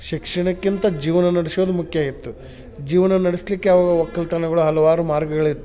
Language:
Kannada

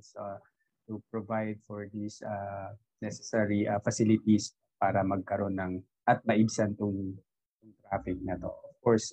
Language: Filipino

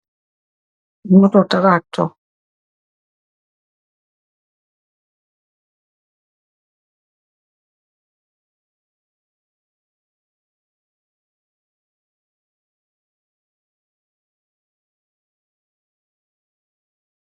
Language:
Wolof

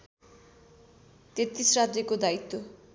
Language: Nepali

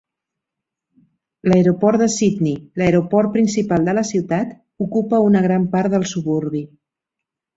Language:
Catalan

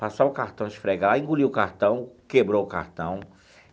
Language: Portuguese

